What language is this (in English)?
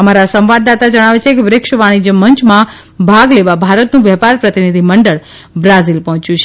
Gujarati